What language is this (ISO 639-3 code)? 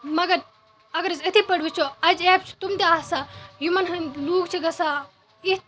kas